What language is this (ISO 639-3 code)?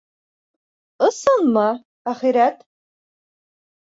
bak